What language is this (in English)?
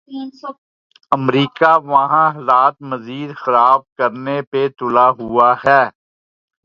Urdu